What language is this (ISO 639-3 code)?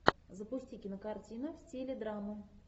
rus